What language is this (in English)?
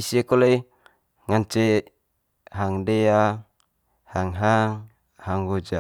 Manggarai